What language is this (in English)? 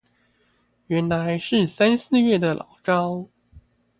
Chinese